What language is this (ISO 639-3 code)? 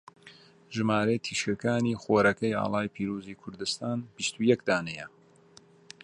ckb